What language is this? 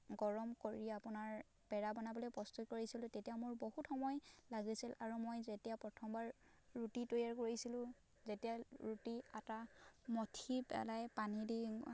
Assamese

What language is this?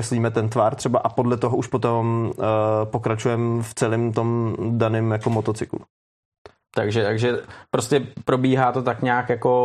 Czech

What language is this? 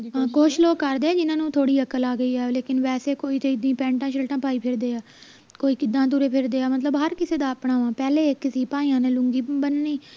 Punjabi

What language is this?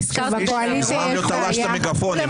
Hebrew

